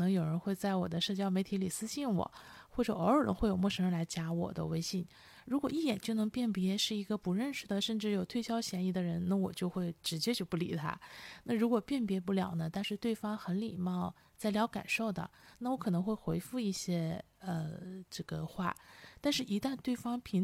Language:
Chinese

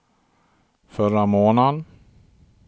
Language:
Swedish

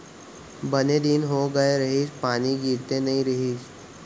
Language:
Chhattisgarhi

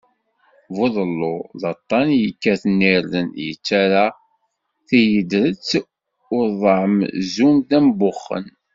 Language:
Kabyle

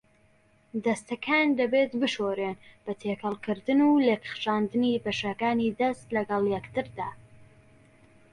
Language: Central Kurdish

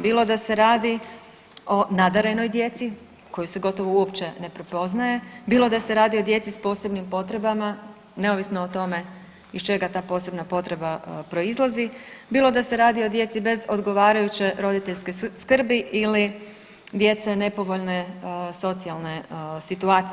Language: Croatian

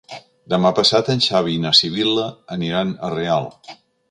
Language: Catalan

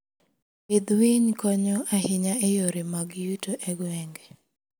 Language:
Luo (Kenya and Tanzania)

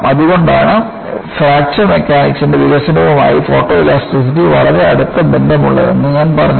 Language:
Malayalam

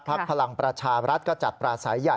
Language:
Thai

